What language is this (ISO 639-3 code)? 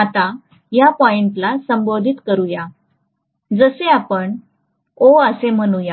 mar